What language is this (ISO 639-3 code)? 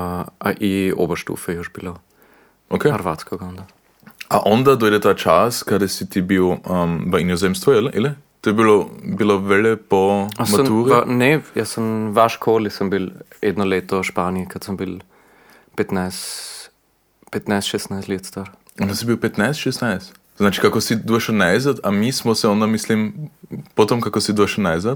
hrv